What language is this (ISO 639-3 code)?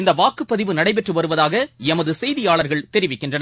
tam